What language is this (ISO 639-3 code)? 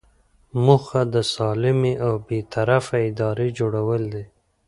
pus